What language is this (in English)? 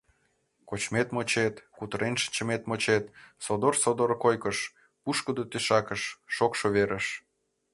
Mari